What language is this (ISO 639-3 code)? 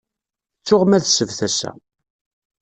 kab